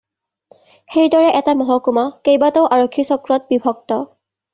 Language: Assamese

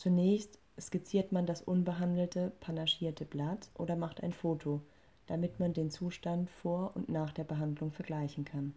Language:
German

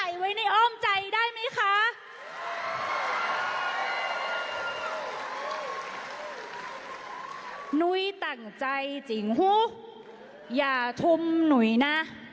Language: Thai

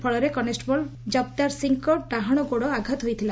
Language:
Odia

